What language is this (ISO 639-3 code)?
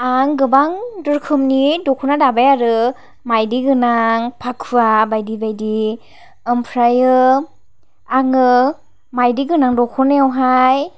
brx